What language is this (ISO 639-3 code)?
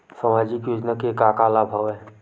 hne